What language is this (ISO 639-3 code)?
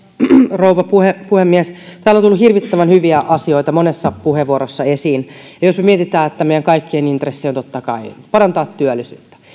fin